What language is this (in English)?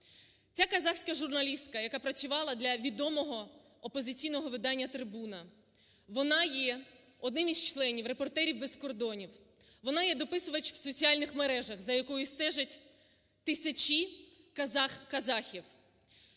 Ukrainian